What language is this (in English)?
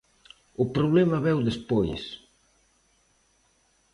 Galician